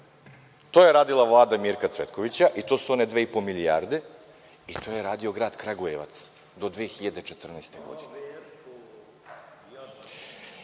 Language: Serbian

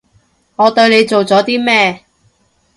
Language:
Cantonese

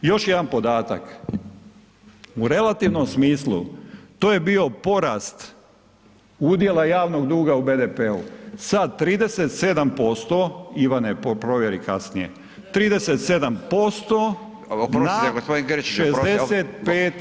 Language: Croatian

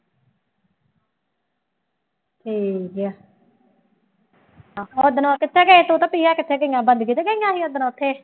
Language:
Punjabi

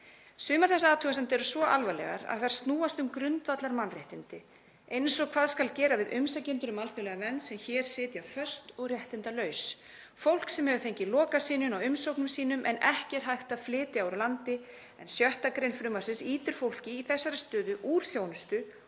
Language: Icelandic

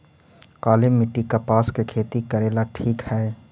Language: Magahi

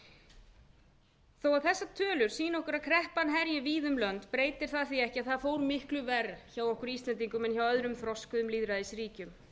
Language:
Icelandic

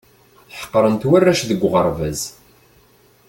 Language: Kabyle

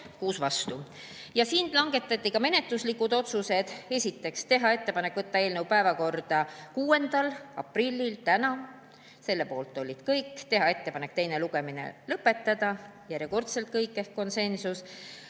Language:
Estonian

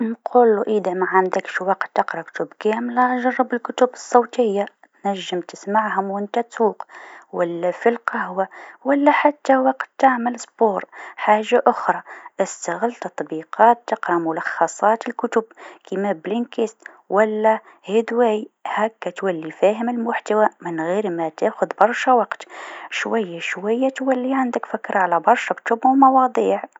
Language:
Tunisian Arabic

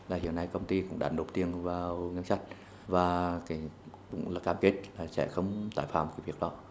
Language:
Vietnamese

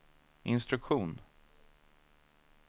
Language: Swedish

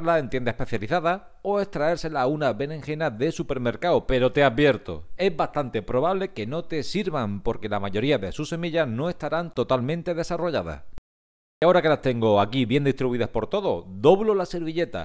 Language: Spanish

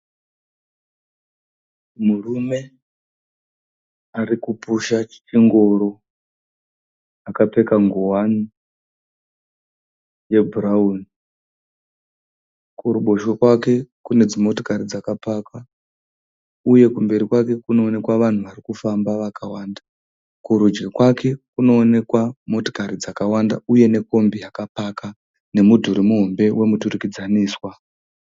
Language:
Shona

